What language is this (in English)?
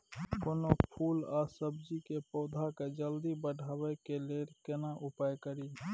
Maithili